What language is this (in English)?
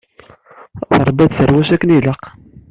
Kabyle